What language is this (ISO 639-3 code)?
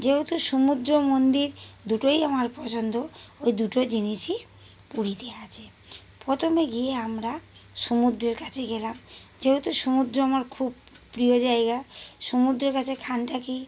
ben